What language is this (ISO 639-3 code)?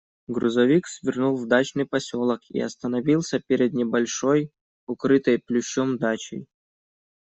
rus